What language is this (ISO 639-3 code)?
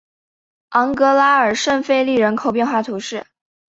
zho